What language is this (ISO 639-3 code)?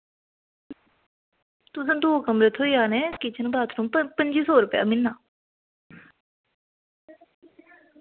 doi